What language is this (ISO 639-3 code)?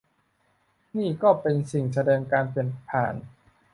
tha